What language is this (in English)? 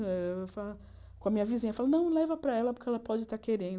Portuguese